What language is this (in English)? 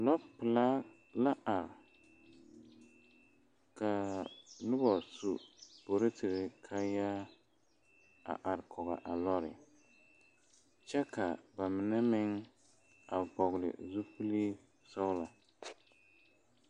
Southern Dagaare